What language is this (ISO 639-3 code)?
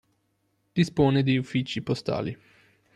ita